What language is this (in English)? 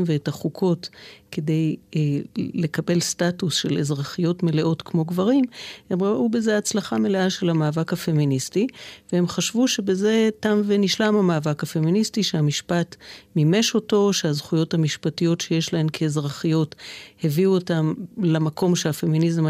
Hebrew